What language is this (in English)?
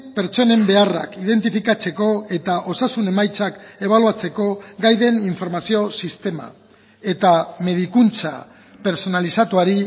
Basque